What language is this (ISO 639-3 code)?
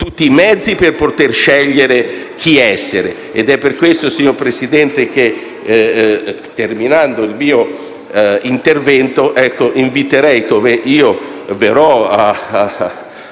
ita